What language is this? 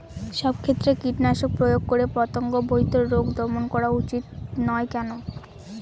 Bangla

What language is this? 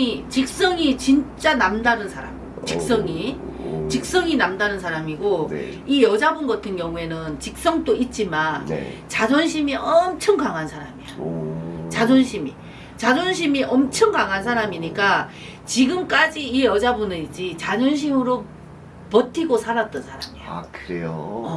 Korean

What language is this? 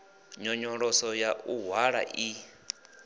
Venda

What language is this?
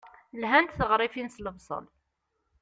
Kabyle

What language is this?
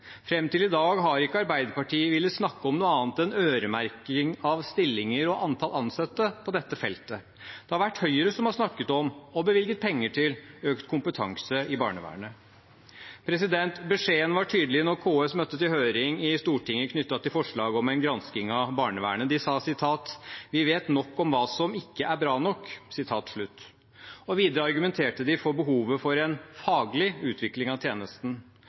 Norwegian Bokmål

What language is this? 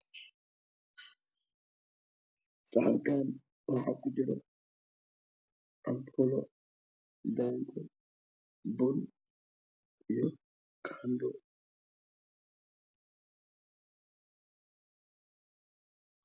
Somali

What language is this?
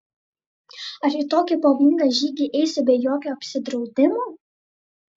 Lithuanian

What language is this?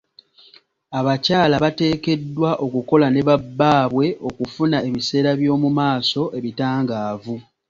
Ganda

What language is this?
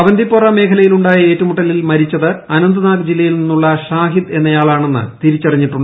Malayalam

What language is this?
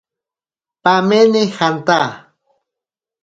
Ashéninka Perené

